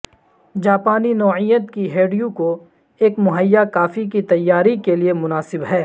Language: Urdu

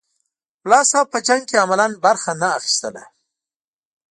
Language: Pashto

